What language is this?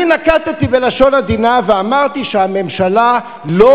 Hebrew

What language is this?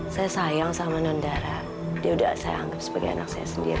Indonesian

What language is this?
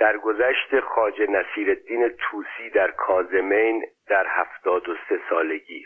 Persian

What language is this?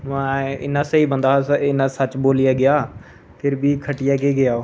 Dogri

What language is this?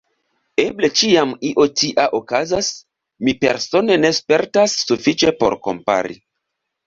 Esperanto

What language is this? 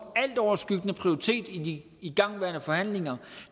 Danish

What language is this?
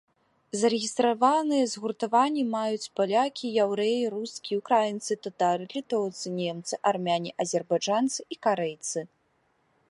Belarusian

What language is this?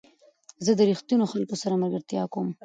Pashto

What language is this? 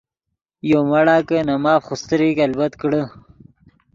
Yidgha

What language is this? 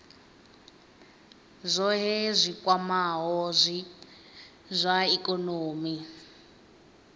Venda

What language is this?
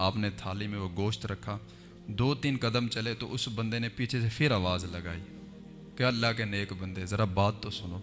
Urdu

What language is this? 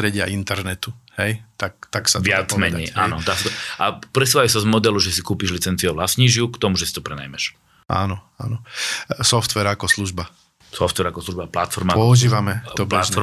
Slovak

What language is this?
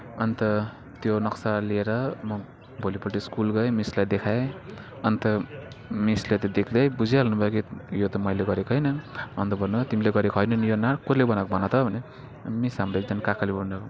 Nepali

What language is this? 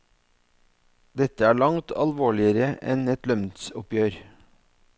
Norwegian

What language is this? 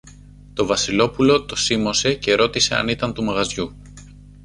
Greek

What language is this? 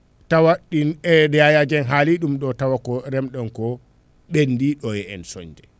Fula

